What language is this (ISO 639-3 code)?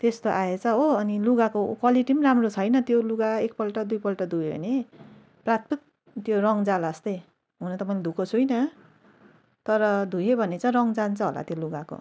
nep